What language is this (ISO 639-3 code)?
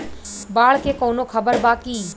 bho